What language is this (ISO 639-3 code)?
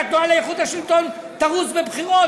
heb